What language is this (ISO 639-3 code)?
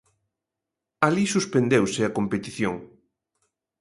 glg